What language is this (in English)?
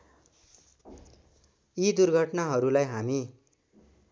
Nepali